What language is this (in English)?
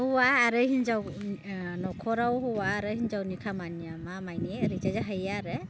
Bodo